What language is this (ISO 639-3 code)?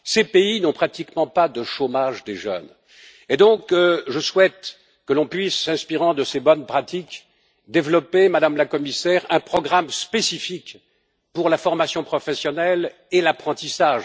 fra